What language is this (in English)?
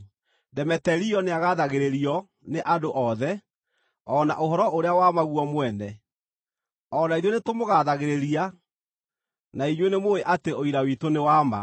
Kikuyu